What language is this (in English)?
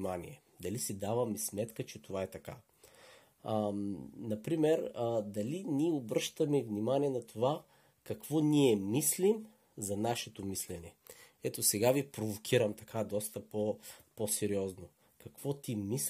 Bulgarian